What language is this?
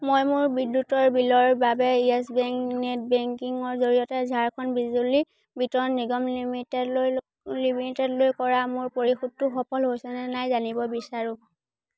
Assamese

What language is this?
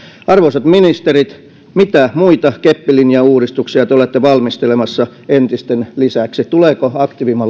Finnish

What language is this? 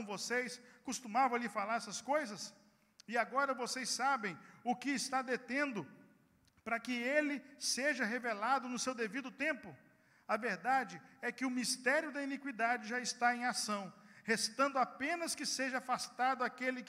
Portuguese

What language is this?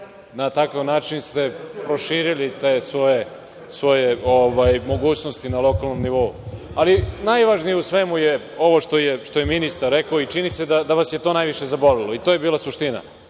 Serbian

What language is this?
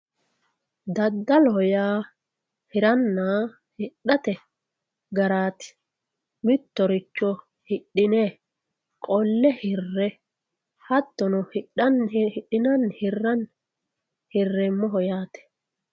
Sidamo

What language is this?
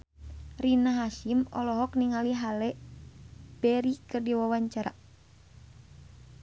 Sundanese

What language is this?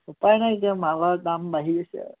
Assamese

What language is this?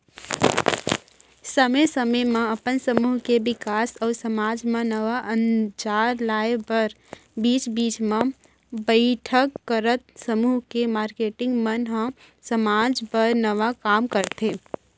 Chhattisgarhi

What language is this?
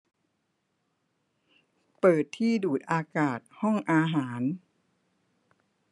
Thai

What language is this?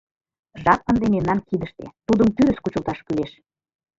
Mari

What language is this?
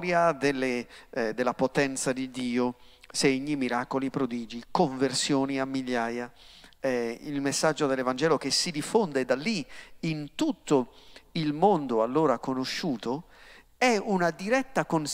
Italian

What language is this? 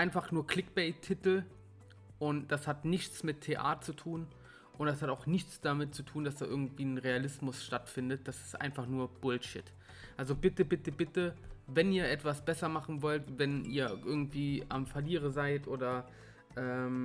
German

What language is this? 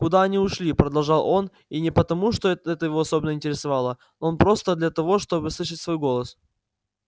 Russian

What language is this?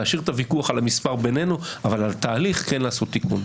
Hebrew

